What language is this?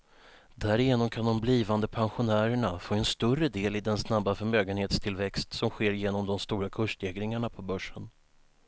Swedish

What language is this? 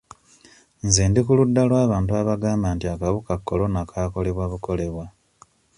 Ganda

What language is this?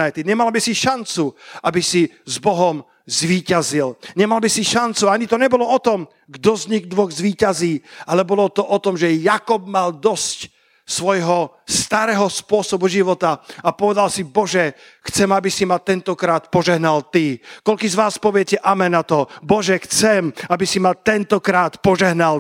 Slovak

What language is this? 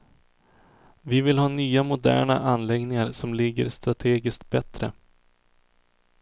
Swedish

